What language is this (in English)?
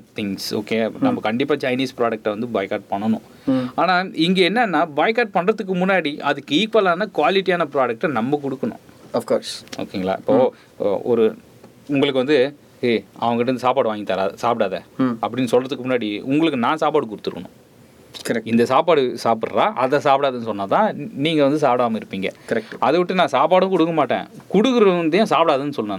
Tamil